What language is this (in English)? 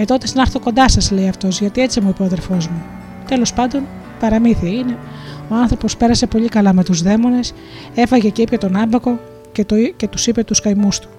Greek